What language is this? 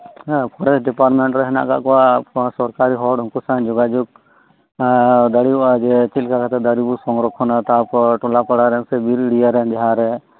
Santali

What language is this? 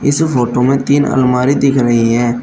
Hindi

